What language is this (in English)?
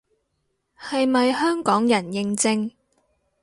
Cantonese